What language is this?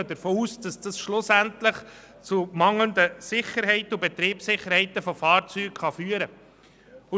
Swiss German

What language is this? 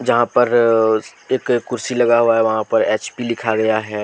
Hindi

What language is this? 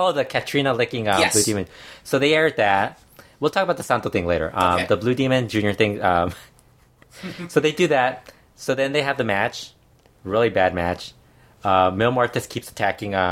English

